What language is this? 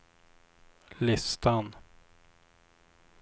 Swedish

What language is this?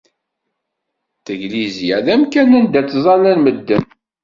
Kabyle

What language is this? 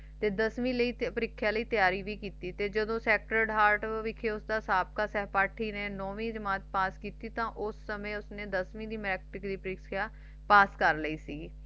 Punjabi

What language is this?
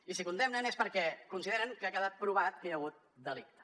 Catalan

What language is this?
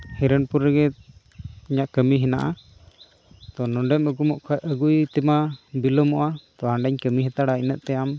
Santali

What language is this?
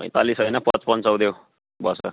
Nepali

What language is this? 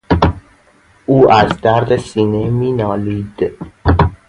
Persian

